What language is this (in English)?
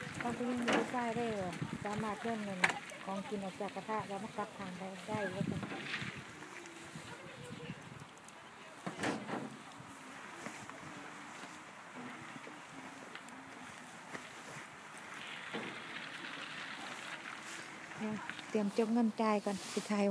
Thai